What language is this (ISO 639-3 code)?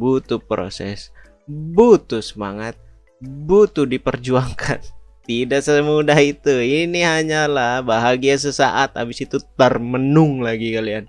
ind